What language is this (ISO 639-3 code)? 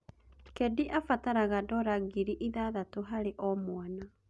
kik